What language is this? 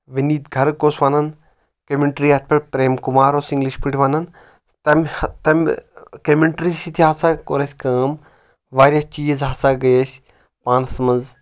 Kashmiri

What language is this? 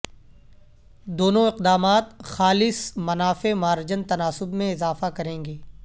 Urdu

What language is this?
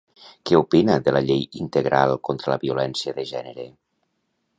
Catalan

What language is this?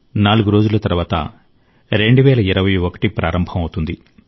Telugu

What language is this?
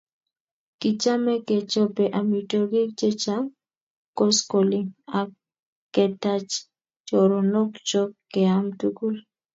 Kalenjin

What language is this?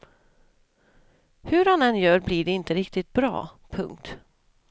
Swedish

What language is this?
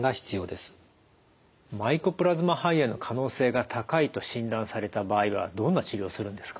Japanese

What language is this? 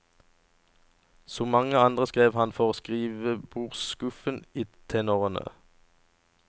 Norwegian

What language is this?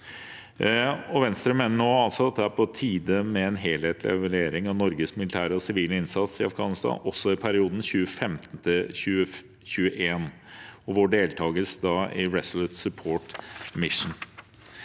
Norwegian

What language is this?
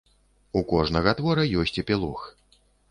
Belarusian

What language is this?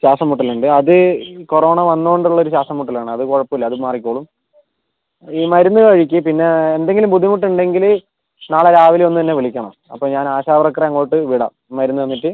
Malayalam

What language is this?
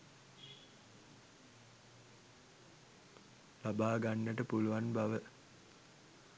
Sinhala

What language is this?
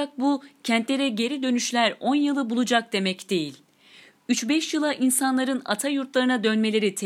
Turkish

